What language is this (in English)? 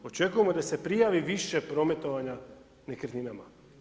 Croatian